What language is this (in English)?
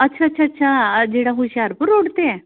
Punjabi